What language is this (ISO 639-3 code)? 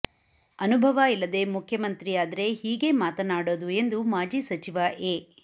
kan